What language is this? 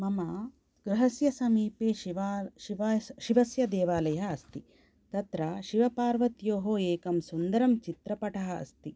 Sanskrit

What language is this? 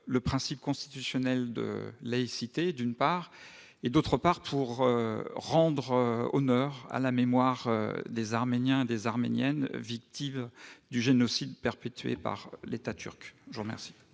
French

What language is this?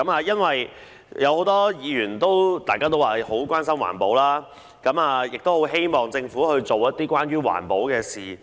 Cantonese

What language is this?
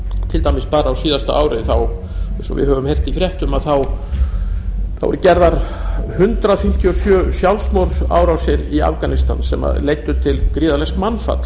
Icelandic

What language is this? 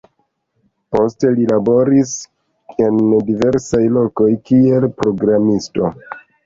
Esperanto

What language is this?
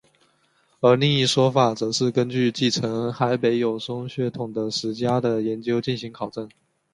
Chinese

